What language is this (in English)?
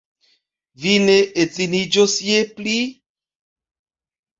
Esperanto